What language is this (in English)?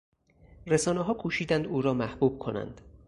Persian